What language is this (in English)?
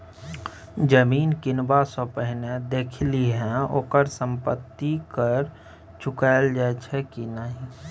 Maithili